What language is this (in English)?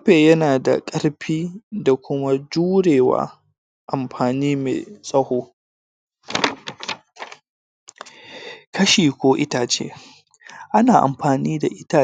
Hausa